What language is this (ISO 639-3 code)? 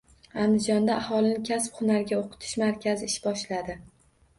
uzb